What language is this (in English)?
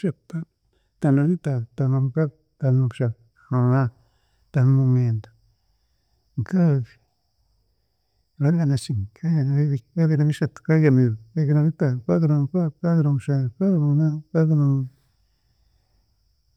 Chiga